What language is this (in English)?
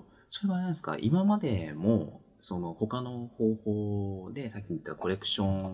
Japanese